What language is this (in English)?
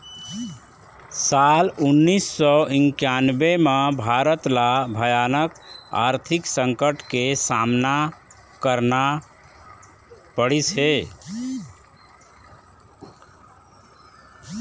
Chhattisgarhi